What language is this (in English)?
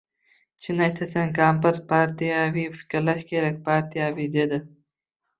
Uzbek